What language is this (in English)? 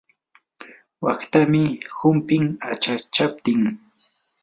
Yanahuanca Pasco Quechua